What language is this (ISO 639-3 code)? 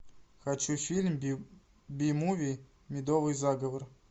rus